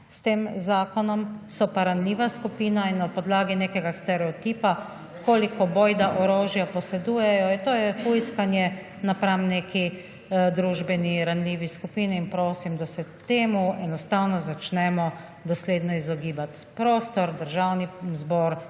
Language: Slovenian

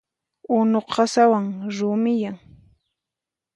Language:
Puno Quechua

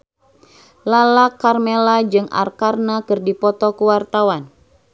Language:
Sundanese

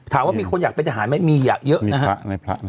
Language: Thai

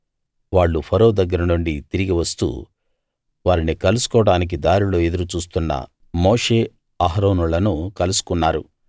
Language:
Telugu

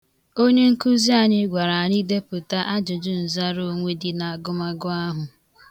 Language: Igbo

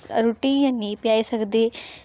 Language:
Dogri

